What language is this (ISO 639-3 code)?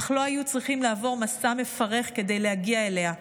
heb